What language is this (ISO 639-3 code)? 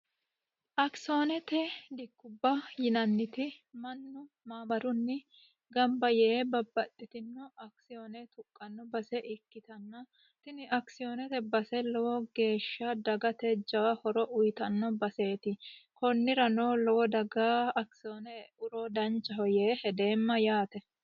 sid